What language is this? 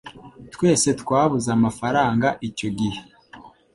Kinyarwanda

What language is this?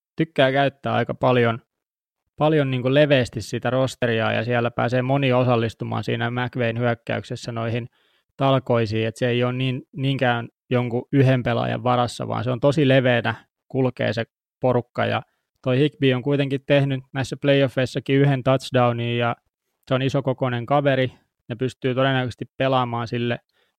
Finnish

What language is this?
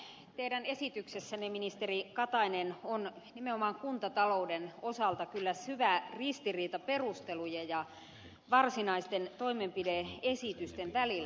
Finnish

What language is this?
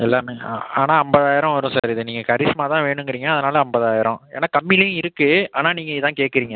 Tamil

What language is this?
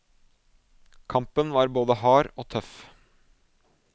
Norwegian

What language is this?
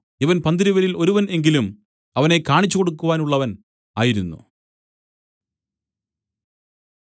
Malayalam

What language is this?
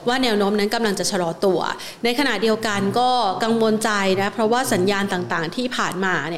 Thai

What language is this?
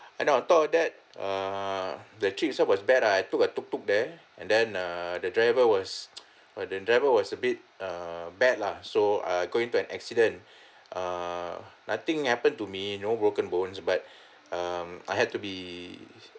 English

